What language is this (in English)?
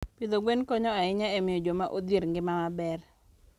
Luo (Kenya and Tanzania)